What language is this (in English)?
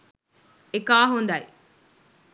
Sinhala